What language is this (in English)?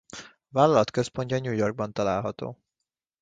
Hungarian